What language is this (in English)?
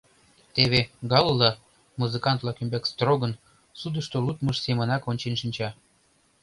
Mari